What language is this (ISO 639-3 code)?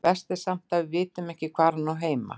isl